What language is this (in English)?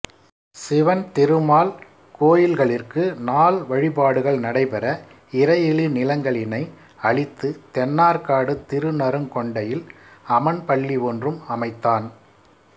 Tamil